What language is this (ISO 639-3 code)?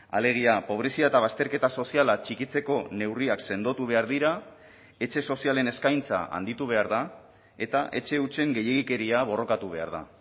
eus